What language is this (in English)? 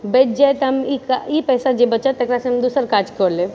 Maithili